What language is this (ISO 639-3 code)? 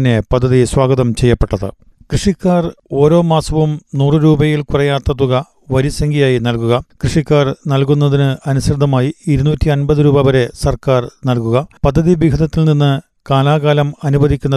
mal